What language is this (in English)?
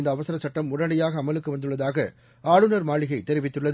Tamil